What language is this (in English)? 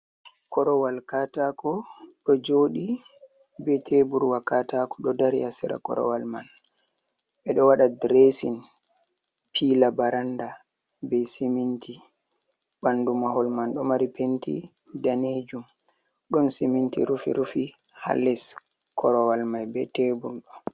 Fula